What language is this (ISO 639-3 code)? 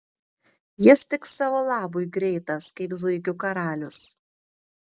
lit